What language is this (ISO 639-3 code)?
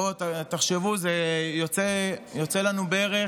heb